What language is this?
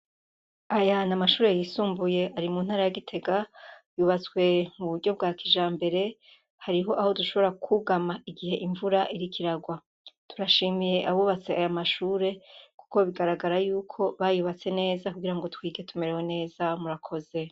Rundi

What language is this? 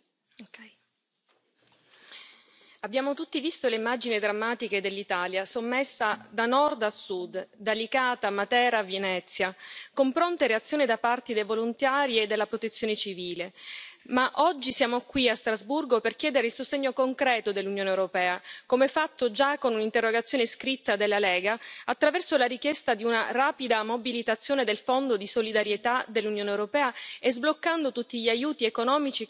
Italian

